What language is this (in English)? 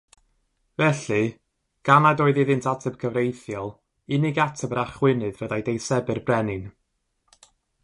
Welsh